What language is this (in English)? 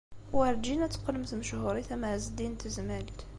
Kabyle